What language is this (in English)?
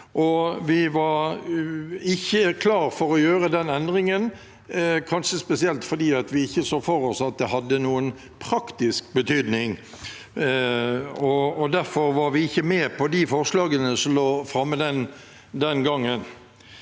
Norwegian